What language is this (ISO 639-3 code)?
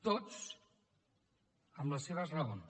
cat